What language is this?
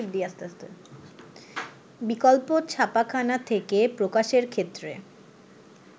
Bangla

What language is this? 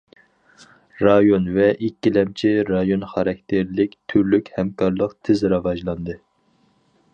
Uyghur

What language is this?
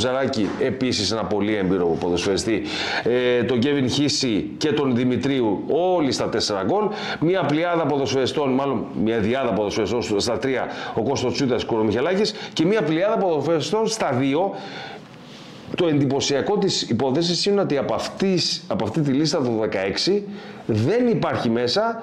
Greek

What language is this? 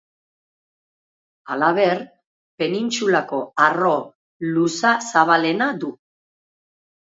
Basque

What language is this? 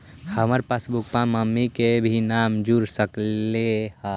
Magahi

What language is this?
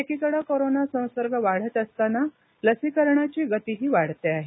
Marathi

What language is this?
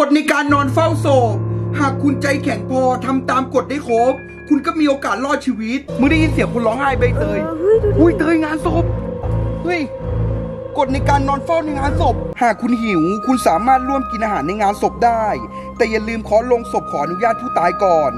Thai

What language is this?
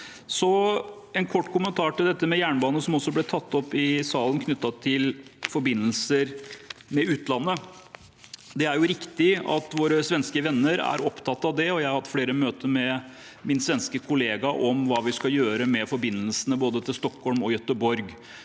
Norwegian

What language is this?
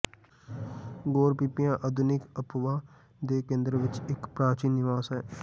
Punjabi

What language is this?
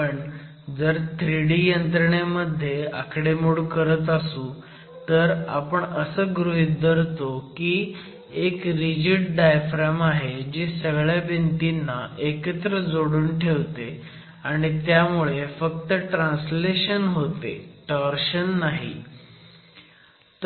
Marathi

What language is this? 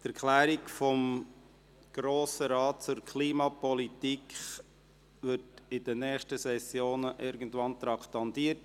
Swiss German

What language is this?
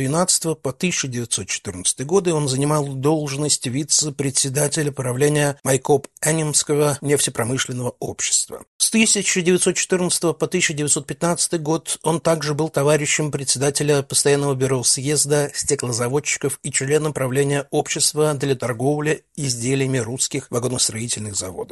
Russian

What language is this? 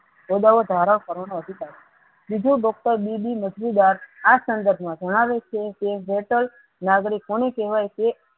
Gujarati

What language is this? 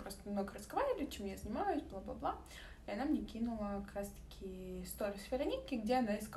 Russian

